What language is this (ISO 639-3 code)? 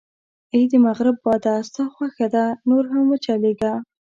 pus